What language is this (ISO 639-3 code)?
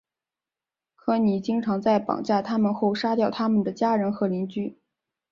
zho